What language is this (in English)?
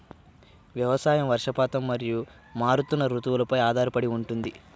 Telugu